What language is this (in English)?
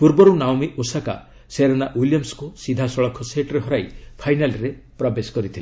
Odia